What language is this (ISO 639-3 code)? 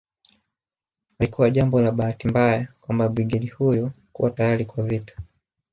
swa